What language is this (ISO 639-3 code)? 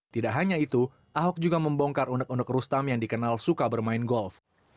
ind